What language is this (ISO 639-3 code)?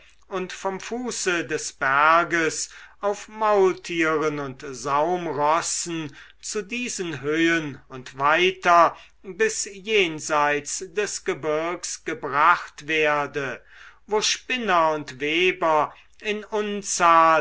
deu